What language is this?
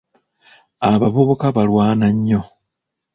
Ganda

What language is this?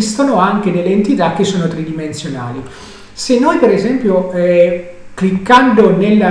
Italian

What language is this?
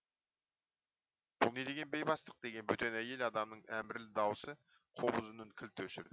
Kazakh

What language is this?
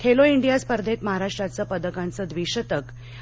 Marathi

